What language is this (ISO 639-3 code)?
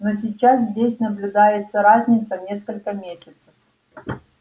rus